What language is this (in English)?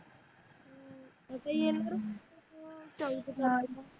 Marathi